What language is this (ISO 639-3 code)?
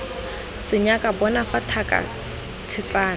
tsn